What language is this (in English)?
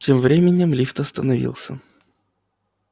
Russian